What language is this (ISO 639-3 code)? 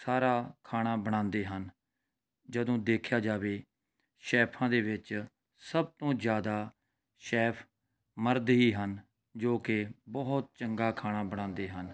pan